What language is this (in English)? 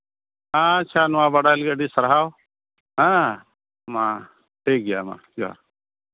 Santali